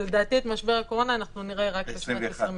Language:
Hebrew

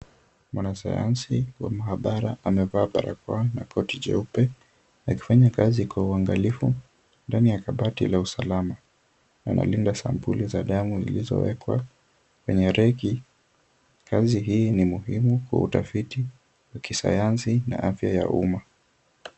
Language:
Swahili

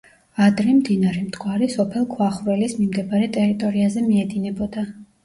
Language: Georgian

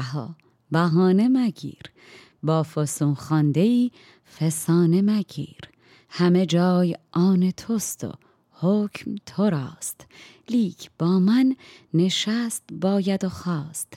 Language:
Persian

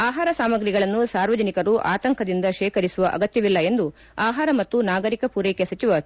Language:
Kannada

